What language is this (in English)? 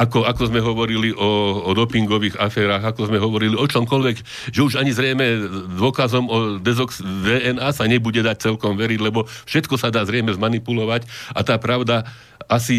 Slovak